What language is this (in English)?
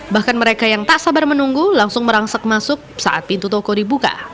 Indonesian